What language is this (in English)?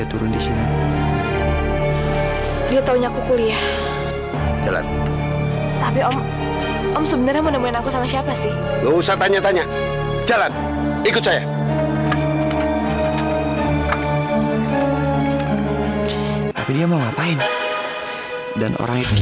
Indonesian